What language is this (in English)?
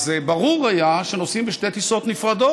Hebrew